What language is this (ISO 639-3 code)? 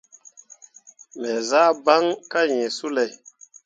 mua